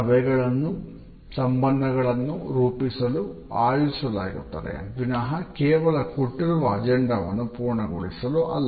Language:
Kannada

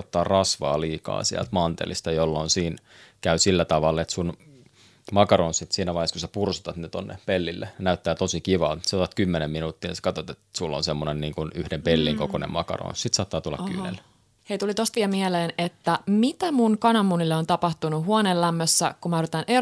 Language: Finnish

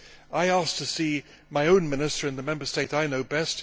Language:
English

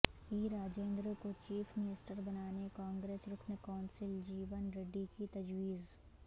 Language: Urdu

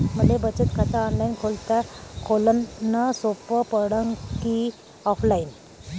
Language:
Marathi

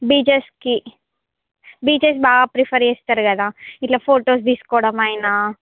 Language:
Telugu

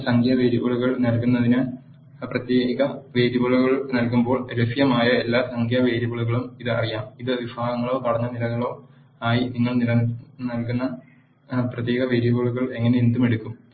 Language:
Malayalam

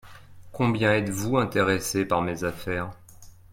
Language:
French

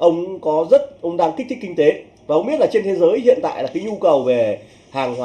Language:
Vietnamese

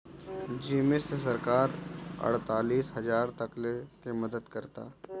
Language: Bhojpuri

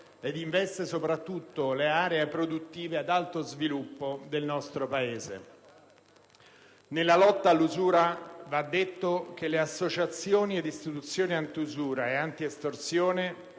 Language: Italian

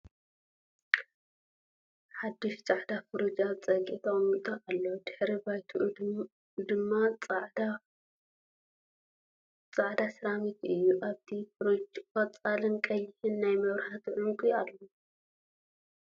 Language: Tigrinya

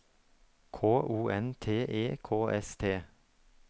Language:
Norwegian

